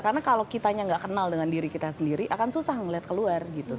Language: Indonesian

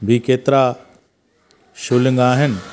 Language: Sindhi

